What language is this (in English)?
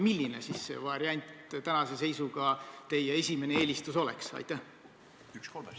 Estonian